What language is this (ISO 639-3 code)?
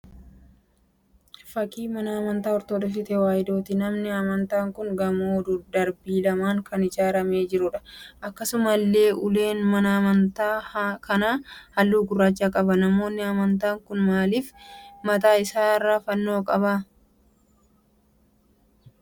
orm